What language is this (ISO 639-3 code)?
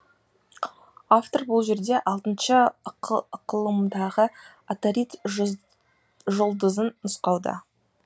kaz